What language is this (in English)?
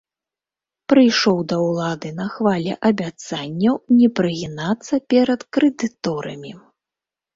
Belarusian